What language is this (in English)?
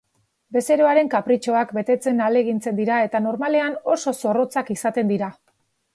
Basque